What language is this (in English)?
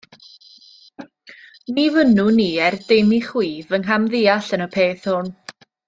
Welsh